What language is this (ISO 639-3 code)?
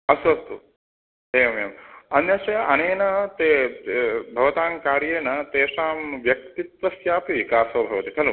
san